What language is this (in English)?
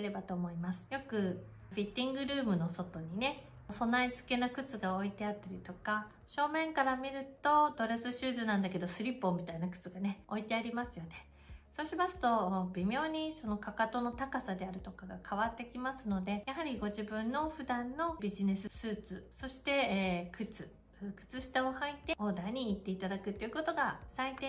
Japanese